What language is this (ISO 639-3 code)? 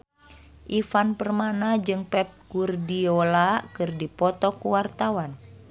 sun